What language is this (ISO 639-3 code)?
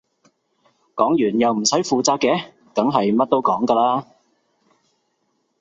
yue